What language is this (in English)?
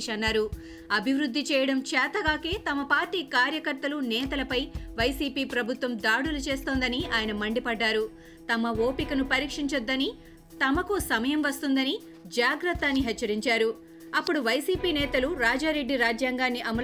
Telugu